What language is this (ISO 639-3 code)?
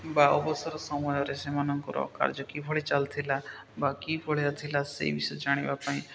ori